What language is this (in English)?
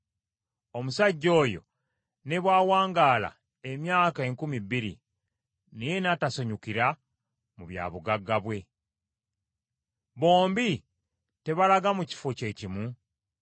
Ganda